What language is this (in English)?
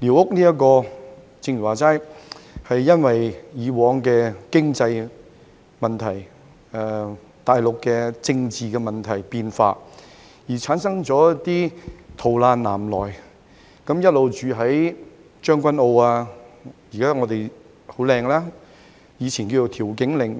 Cantonese